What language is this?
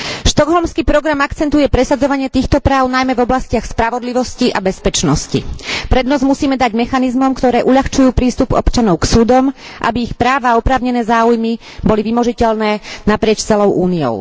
Slovak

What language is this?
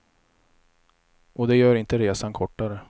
Swedish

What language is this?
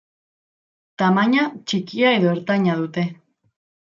Basque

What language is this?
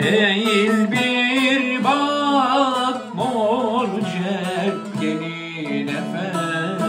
Turkish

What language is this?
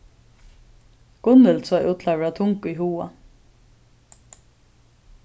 Faroese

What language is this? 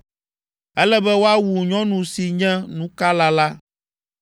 Ewe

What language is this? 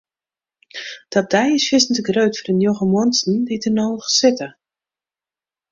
Western Frisian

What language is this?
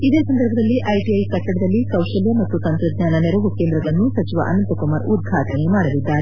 Kannada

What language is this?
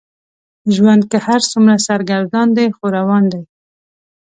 Pashto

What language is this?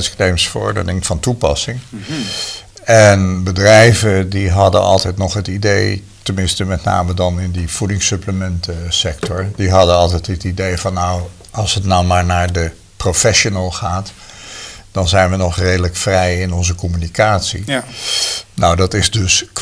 Dutch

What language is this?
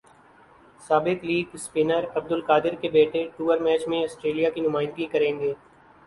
Urdu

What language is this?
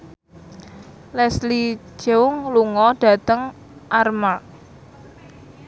Javanese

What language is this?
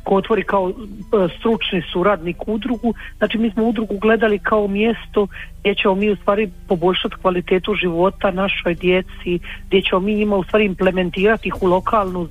Croatian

